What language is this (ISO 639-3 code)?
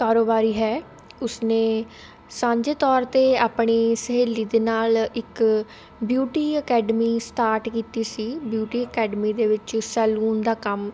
pan